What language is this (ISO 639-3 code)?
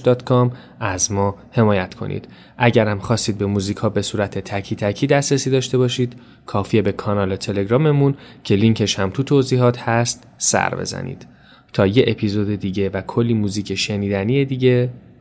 fas